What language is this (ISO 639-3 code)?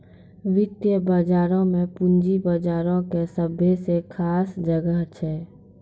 mai